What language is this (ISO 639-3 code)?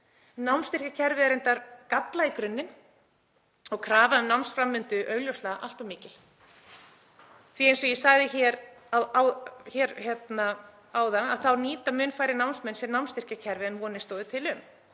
isl